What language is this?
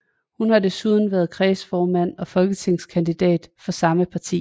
Danish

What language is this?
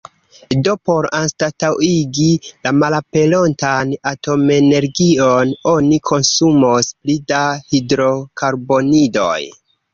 Esperanto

